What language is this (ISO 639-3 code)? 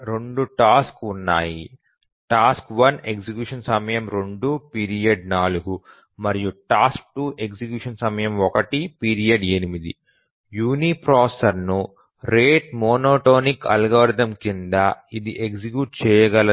tel